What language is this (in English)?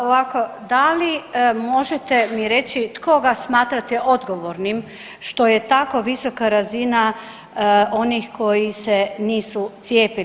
Croatian